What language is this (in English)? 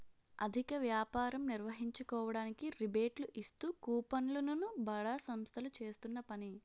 Telugu